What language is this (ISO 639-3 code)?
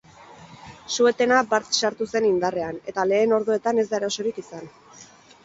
eus